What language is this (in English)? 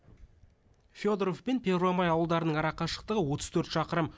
Kazakh